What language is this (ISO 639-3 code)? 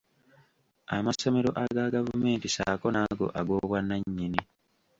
lug